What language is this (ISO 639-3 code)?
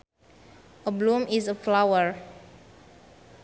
sun